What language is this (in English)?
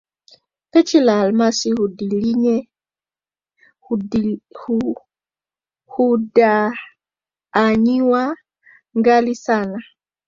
Swahili